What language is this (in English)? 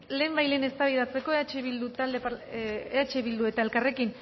Basque